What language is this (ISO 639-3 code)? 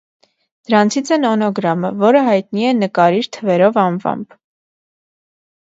hye